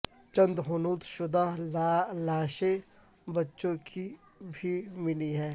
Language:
Urdu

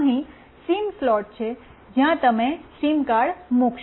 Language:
Gujarati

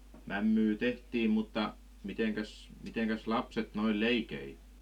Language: Finnish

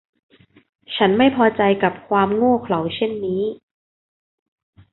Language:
Thai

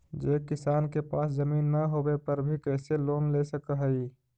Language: Magahi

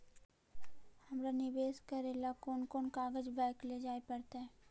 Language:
Magahi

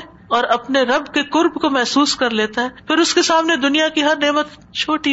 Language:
Urdu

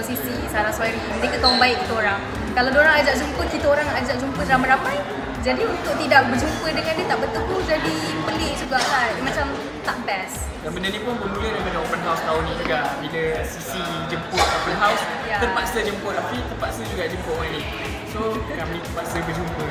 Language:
Malay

